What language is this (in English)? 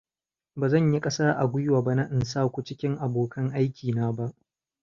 Hausa